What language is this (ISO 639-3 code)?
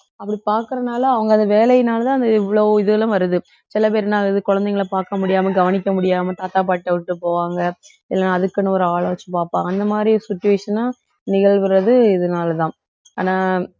tam